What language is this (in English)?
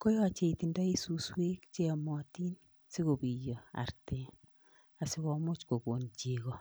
Kalenjin